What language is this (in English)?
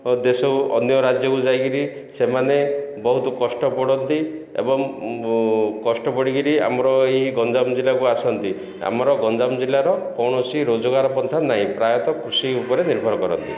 Odia